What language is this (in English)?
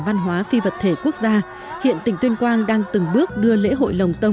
Vietnamese